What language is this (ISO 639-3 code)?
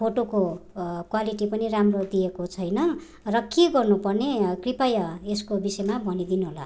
nep